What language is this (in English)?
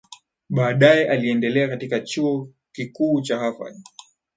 Swahili